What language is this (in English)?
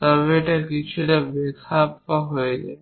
Bangla